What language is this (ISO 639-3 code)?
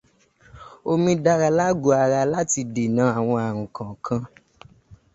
yor